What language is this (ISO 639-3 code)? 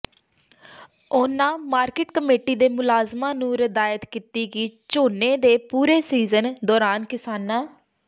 pan